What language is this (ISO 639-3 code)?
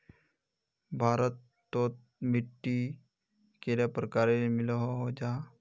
mag